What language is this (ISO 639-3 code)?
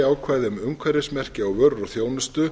isl